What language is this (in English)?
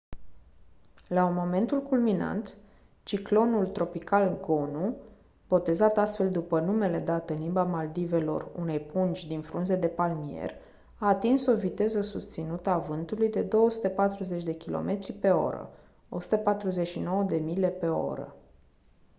Romanian